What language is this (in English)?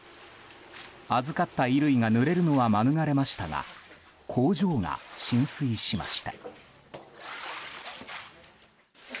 Japanese